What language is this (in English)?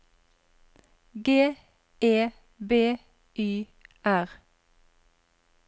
Norwegian